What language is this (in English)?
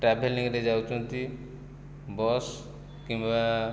Odia